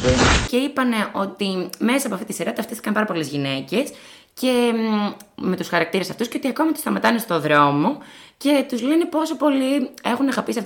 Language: Greek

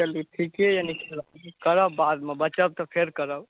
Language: Maithili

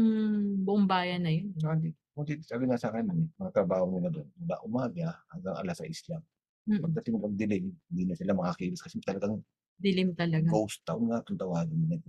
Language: Filipino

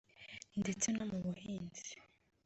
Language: Kinyarwanda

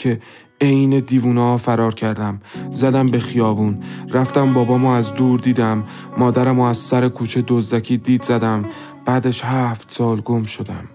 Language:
Persian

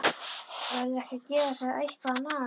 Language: Icelandic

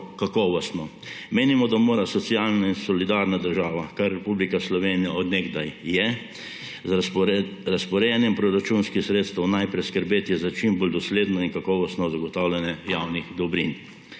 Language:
Slovenian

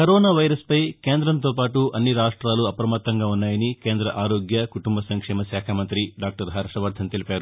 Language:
Telugu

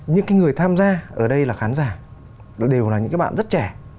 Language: Vietnamese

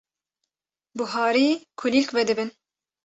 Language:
Kurdish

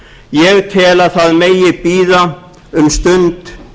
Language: Icelandic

